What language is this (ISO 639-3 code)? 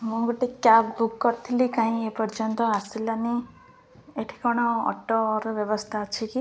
ori